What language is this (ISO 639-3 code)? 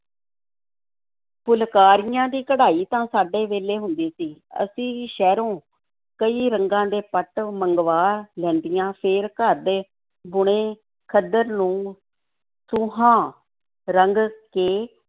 pan